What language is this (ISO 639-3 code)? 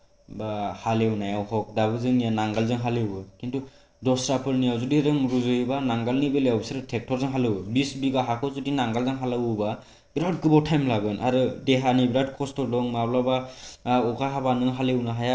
brx